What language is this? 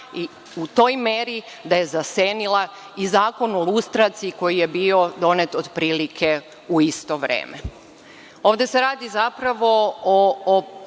Serbian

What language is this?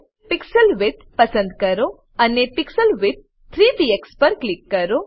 Gujarati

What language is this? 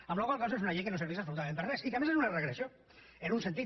Catalan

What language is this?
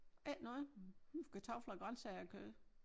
Danish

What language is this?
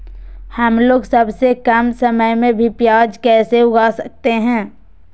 Magahi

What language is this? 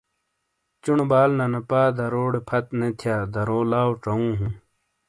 Shina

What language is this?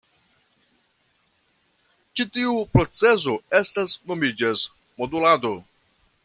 Esperanto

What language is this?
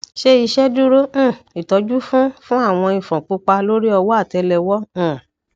Yoruba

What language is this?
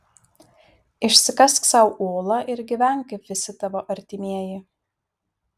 Lithuanian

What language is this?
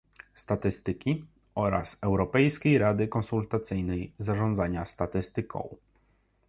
Polish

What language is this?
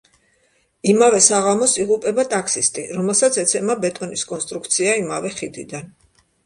Georgian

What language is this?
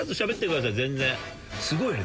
Japanese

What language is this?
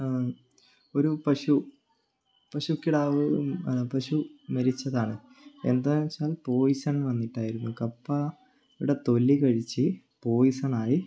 Malayalam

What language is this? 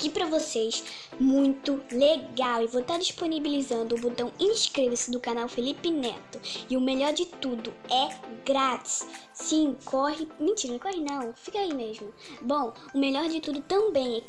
Portuguese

